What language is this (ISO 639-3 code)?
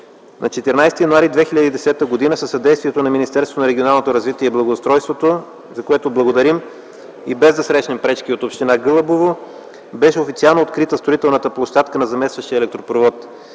bul